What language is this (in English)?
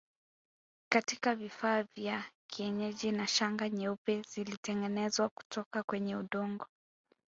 Swahili